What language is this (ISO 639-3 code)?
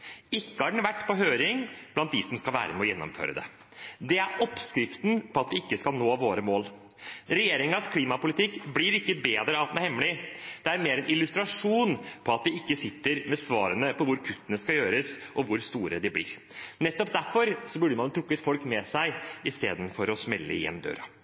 nob